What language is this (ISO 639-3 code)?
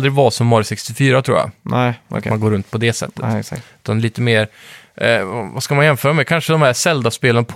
swe